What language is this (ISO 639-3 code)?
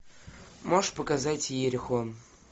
rus